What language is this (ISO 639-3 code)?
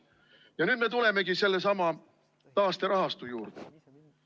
est